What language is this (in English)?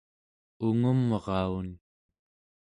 Central Yupik